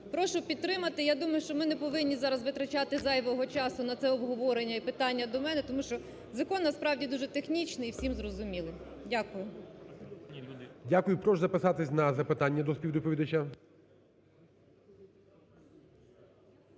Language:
Ukrainian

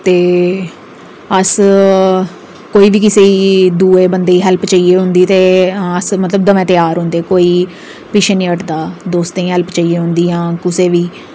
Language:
Dogri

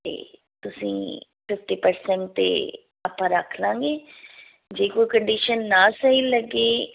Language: Punjabi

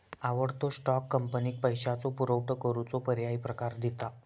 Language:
Marathi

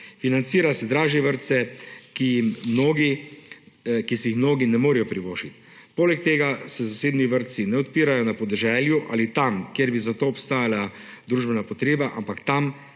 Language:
Slovenian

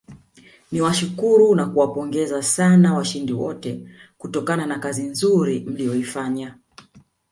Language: Swahili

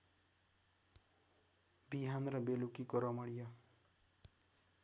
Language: Nepali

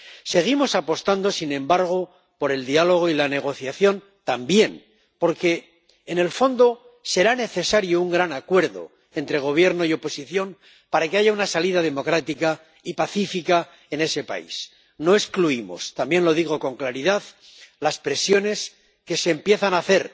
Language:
Spanish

